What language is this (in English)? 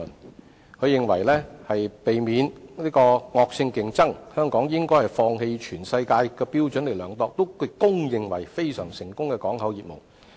Cantonese